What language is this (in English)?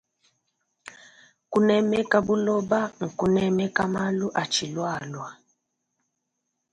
Luba-Lulua